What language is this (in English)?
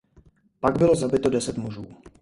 Czech